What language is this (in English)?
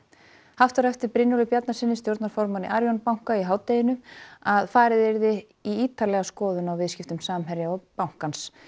Icelandic